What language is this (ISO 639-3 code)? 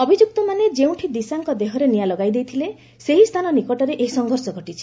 ori